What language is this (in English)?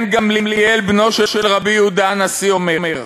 Hebrew